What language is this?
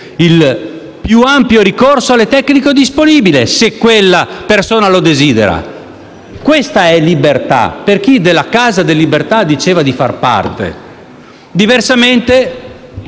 Italian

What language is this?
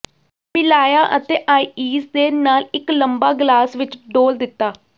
Punjabi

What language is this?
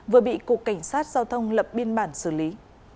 Vietnamese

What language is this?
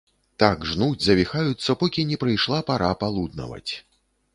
Belarusian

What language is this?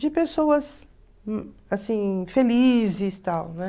Portuguese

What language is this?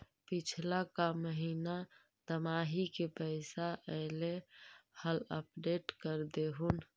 Magahi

